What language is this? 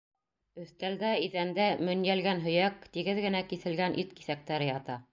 Bashkir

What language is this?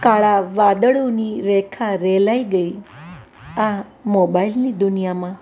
Gujarati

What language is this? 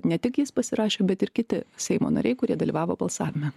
Lithuanian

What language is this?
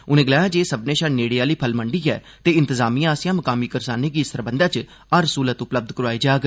Dogri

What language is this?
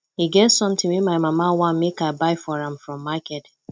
Nigerian Pidgin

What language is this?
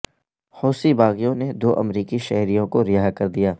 Urdu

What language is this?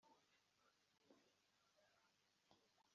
Kinyarwanda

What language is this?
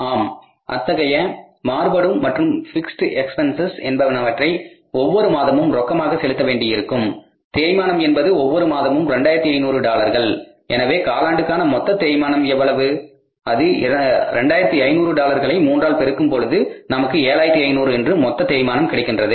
Tamil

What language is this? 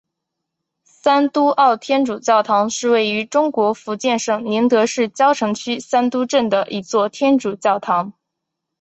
Chinese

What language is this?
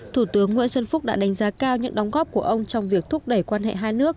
Vietnamese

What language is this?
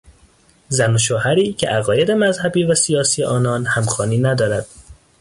Persian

